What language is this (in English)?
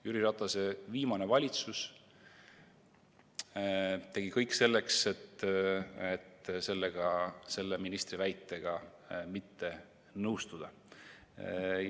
Estonian